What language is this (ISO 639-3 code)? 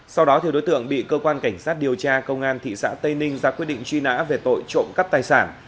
vie